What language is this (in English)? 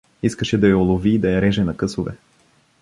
Bulgarian